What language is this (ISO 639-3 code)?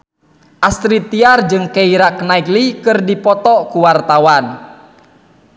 sun